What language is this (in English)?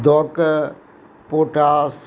Maithili